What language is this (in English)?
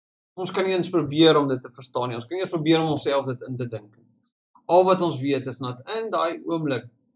Dutch